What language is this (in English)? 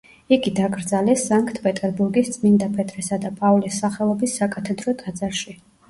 Georgian